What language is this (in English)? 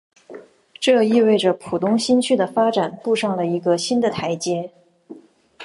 Chinese